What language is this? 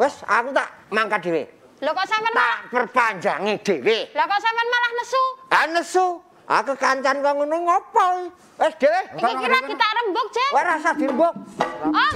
Indonesian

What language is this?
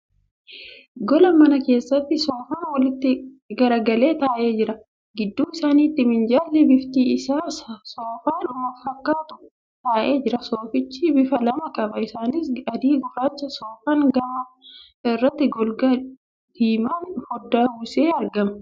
Oromo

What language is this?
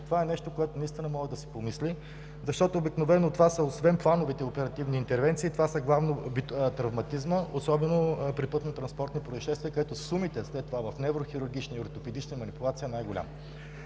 Bulgarian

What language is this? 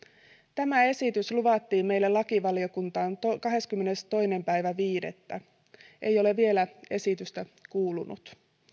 Finnish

